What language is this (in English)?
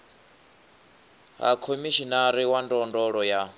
Venda